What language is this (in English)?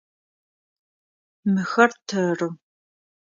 Adyghe